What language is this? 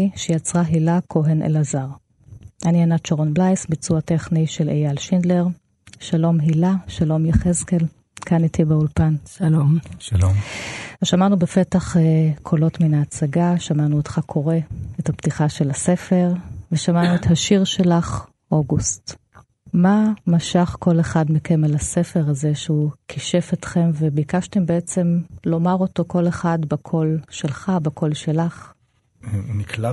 Hebrew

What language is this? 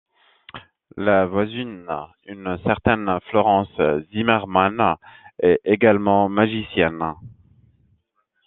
French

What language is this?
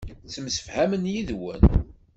Kabyle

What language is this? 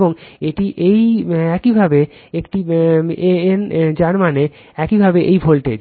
Bangla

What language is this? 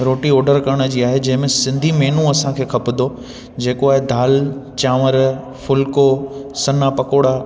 Sindhi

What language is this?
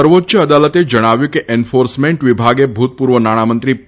Gujarati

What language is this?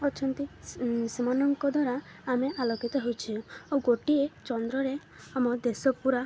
Odia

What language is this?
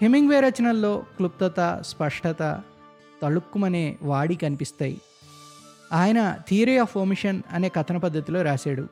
Telugu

